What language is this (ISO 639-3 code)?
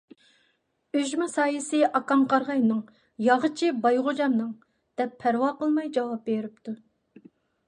uig